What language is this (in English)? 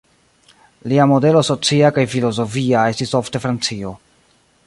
Esperanto